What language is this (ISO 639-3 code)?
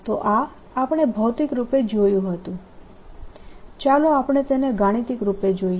guj